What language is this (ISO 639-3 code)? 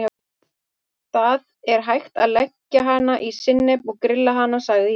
isl